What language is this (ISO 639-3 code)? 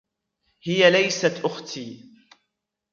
ara